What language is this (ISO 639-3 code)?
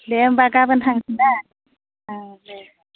brx